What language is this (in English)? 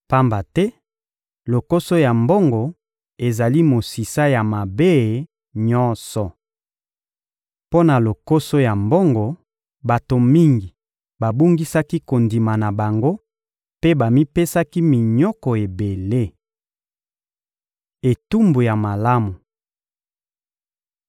Lingala